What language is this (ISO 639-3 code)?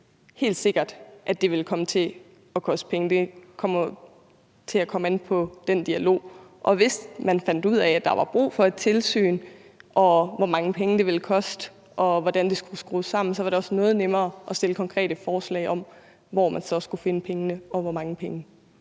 dan